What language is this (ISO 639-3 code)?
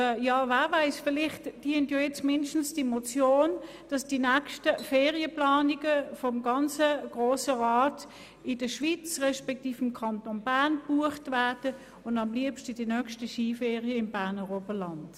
gsw